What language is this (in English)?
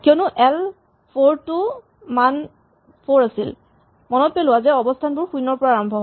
Assamese